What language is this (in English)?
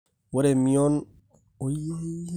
Masai